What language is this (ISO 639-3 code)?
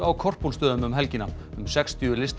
isl